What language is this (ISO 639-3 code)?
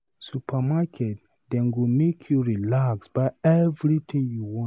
pcm